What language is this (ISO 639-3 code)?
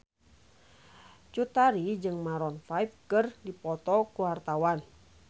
sun